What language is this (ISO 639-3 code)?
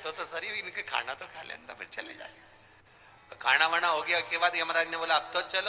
hin